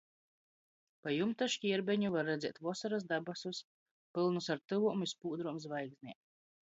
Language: Latgalian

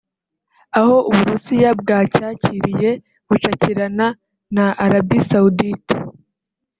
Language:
Kinyarwanda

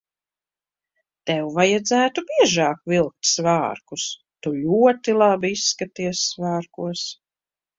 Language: Latvian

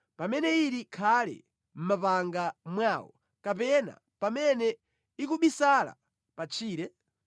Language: Nyanja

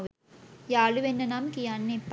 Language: Sinhala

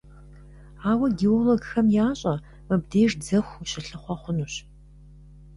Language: Kabardian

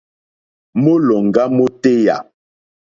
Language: Mokpwe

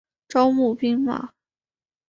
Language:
Chinese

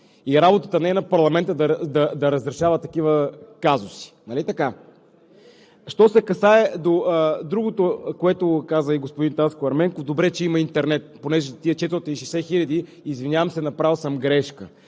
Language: Bulgarian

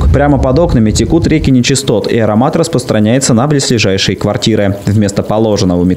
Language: Russian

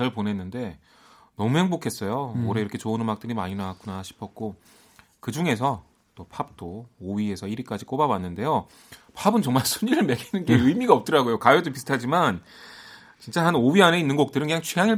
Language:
Korean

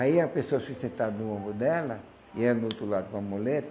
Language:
Portuguese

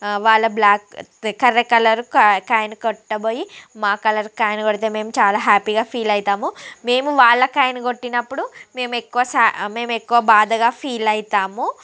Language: Telugu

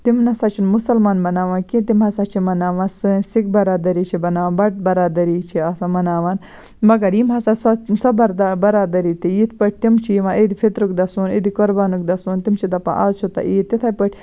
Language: Kashmiri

